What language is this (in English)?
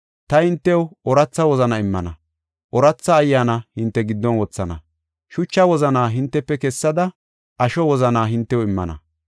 Gofa